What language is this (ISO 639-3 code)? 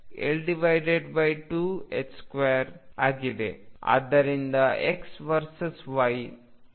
kan